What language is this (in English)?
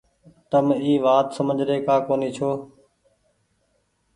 Goaria